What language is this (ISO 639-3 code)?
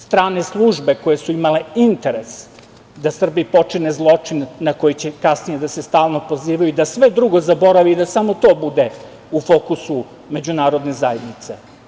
srp